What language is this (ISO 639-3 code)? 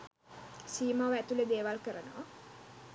sin